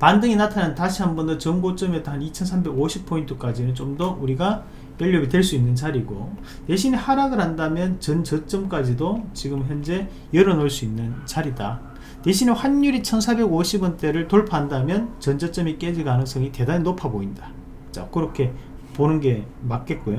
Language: Korean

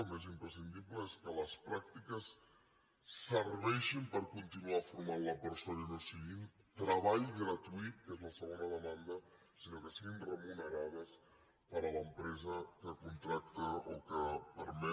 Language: Catalan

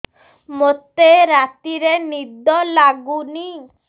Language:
Odia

